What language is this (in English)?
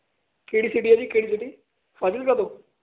Punjabi